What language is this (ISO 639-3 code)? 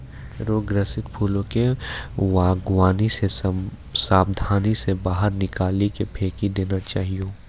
mai